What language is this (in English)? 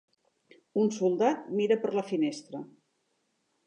Catalan